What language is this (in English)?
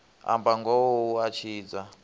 Venda